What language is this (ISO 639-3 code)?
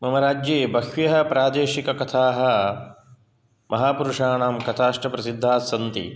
san